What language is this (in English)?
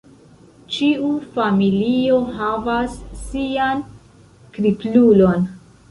Esperanto